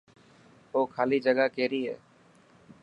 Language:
Dhatki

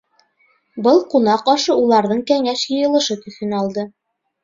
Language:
Bashkir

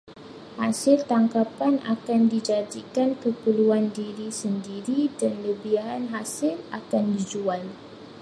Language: Malay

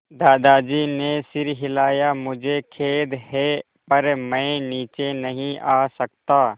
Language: Hindi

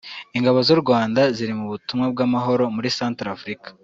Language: Kinyarwanda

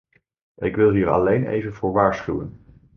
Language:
Dutch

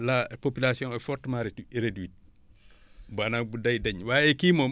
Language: Wolof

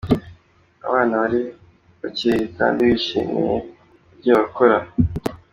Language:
Kinyarwanda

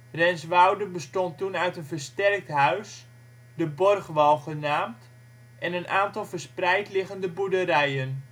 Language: Dutch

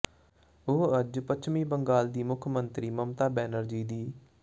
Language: Punjabi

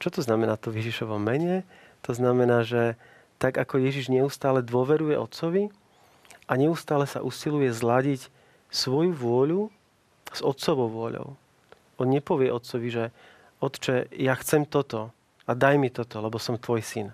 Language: Slovak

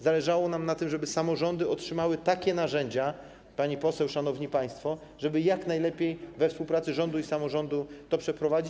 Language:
Polish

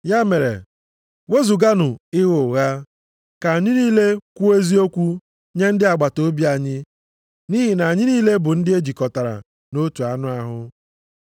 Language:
Igbo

